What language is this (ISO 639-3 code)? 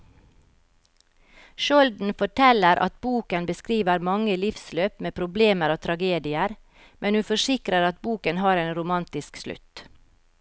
nor